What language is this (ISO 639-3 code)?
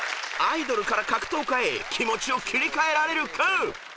jpn